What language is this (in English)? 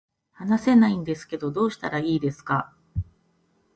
Japanese